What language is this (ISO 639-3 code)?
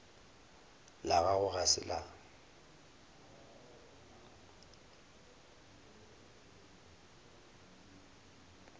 nso